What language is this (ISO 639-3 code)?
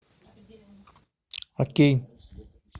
rus